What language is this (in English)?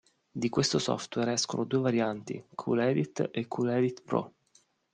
Italian